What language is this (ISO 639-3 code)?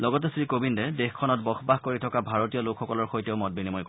asm